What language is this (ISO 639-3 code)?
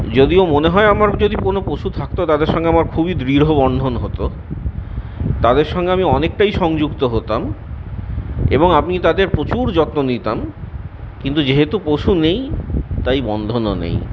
ben